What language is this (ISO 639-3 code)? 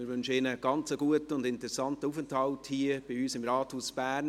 gsw